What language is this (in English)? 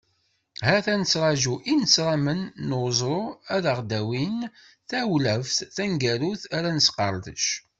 Kabyle